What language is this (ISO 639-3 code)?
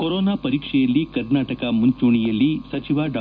kan